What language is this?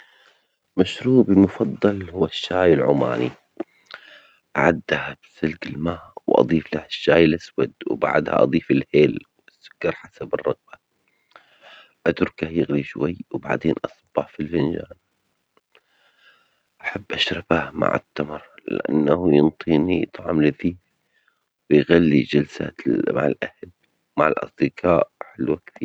Omani Arabic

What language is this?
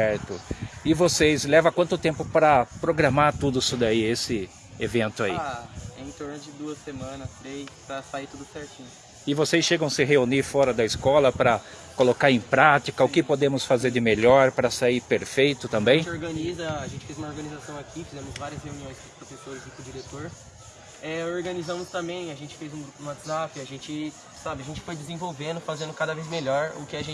Portuguese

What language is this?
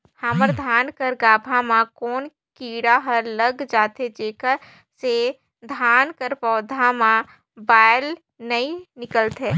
Chhattisgarhi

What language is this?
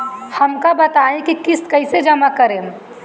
Bhojpuri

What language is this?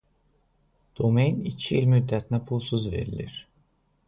Azerbaijani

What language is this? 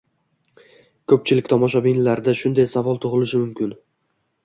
Uzbek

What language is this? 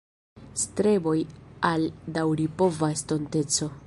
Esperanto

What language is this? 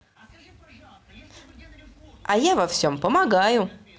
Russian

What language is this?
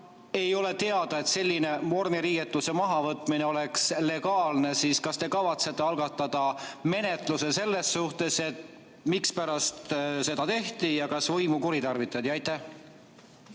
Estonian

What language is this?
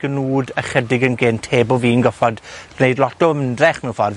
Welsh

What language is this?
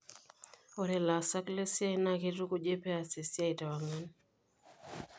Masai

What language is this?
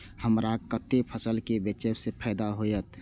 Maithili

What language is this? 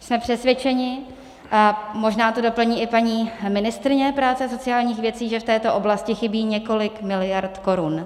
Czech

